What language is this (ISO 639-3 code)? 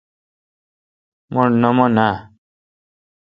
xka